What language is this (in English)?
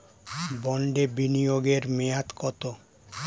Bangla